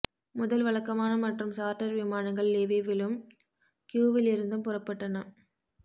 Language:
Tamil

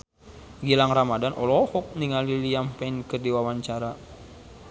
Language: Sundanese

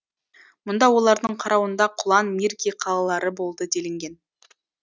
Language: Kazakh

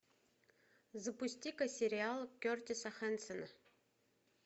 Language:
Russian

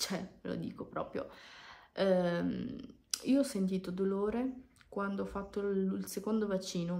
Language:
Italian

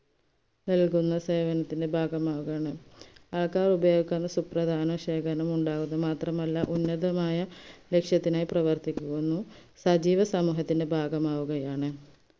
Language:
Malayalam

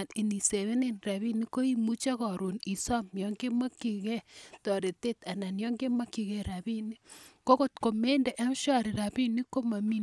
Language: Kalenjin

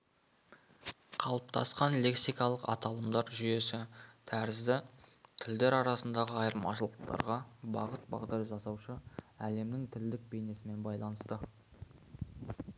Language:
Kazakh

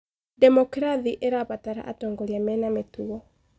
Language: Kikuyu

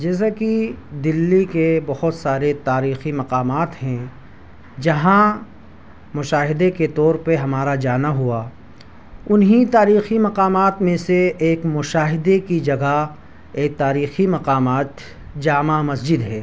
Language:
Urdu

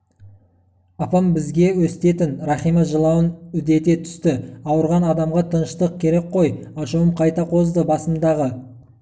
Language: Kazakh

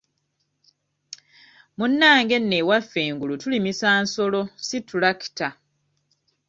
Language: Ganda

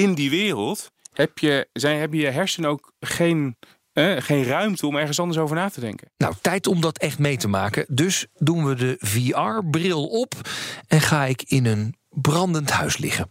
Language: Dutch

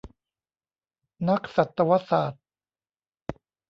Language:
Thai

